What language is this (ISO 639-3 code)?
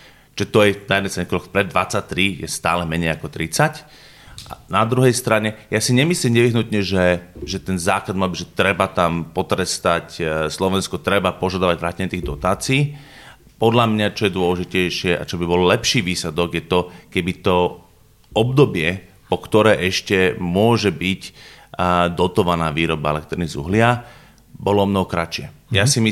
slk